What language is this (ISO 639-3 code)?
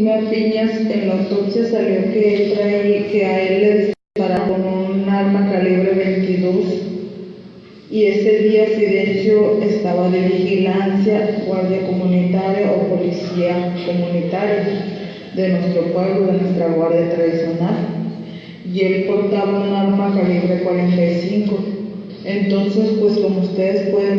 spa